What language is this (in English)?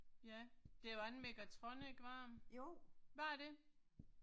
Danish